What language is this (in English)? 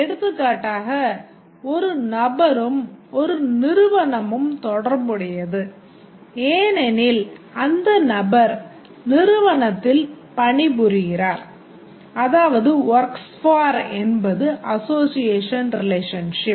Tamil